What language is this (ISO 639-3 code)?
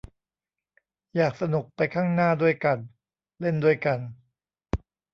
tha